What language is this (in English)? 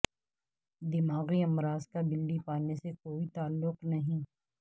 Urdu